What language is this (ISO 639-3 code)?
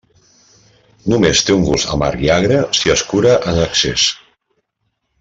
cat